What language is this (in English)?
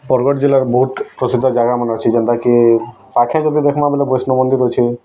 Odia